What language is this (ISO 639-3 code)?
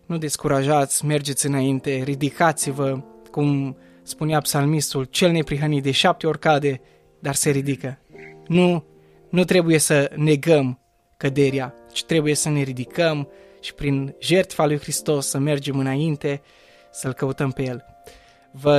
ron